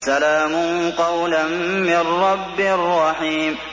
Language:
Arabic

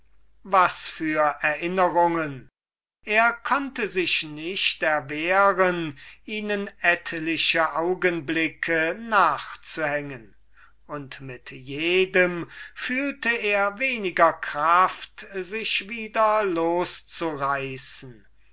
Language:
German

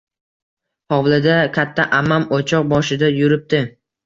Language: Uzbek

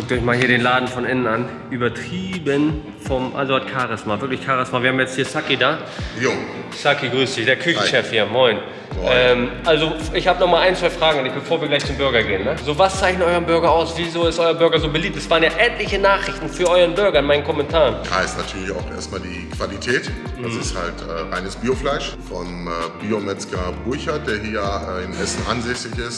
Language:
German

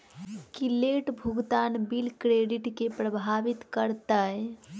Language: Maithili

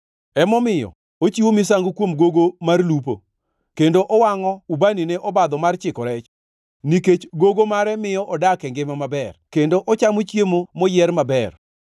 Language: Luo (Kenya and Tanzania)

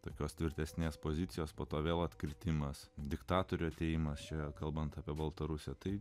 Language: Lithuanian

